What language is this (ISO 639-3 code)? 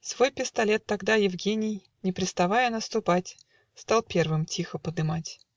rus